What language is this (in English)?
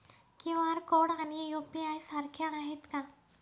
Marathi